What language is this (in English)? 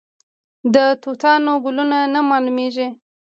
Pashto